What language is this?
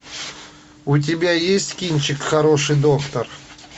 Russian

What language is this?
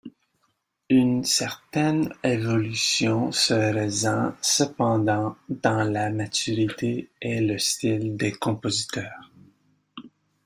French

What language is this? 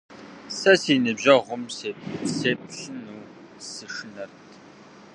Kabardian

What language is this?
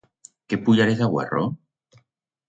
Aragonese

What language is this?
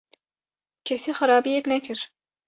Kurdish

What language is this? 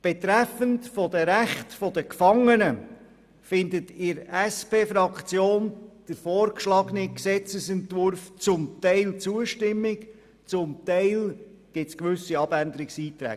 Swiss German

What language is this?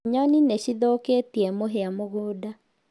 Kikuyu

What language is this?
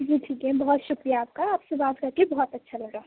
Urdu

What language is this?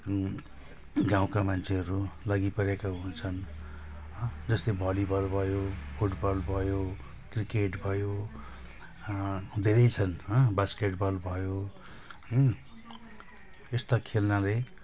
Nepali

